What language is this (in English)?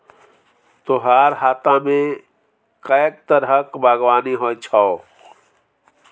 Maithili